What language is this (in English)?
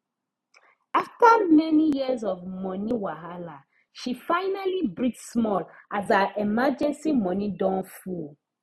Nigerian Pidgin